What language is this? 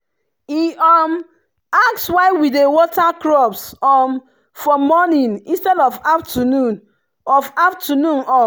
Nigerian Pidgin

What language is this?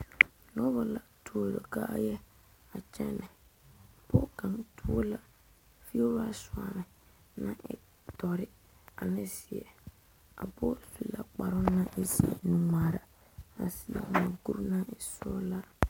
Southern Dagaare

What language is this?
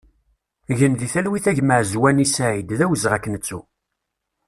Kabyle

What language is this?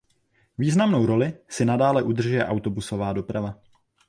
Czech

